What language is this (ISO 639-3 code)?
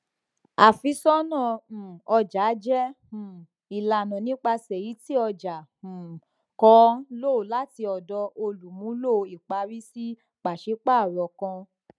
yor